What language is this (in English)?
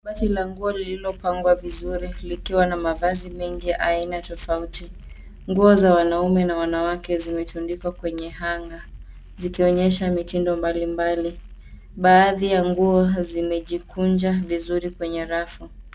Swahili